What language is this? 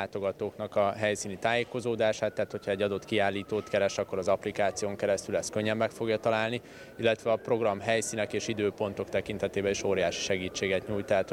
Hungarian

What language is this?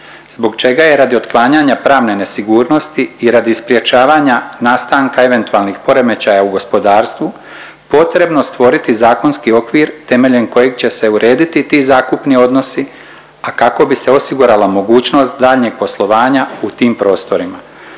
Croatian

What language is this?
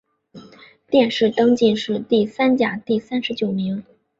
Chinese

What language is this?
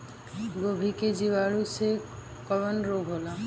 Bhojpuri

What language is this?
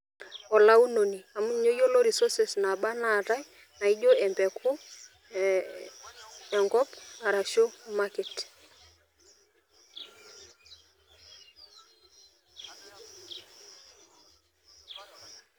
Masai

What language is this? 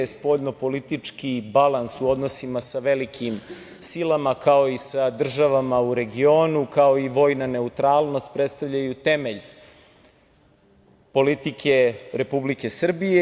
Serbian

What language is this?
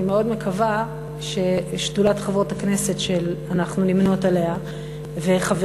Hebrew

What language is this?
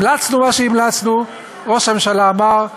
Hebrew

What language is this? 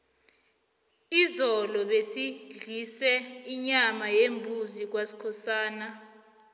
South Ndebele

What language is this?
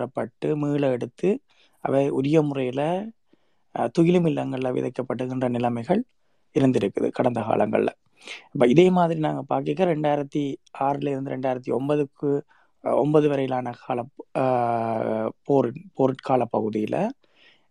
Tamil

